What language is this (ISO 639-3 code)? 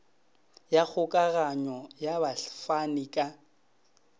nso